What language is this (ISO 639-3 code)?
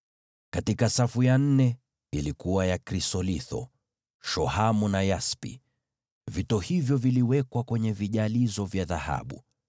swa